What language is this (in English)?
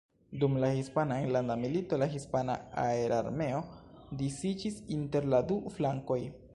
Esperanto